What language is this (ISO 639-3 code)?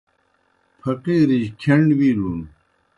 plk